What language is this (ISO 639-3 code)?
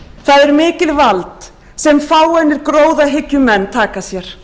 isl